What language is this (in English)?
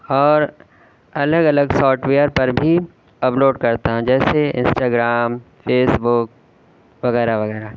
Urdu